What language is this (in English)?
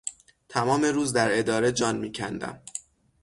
Persian